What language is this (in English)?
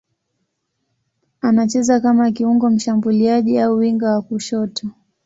Swahili